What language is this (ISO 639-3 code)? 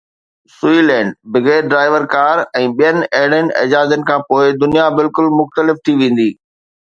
snd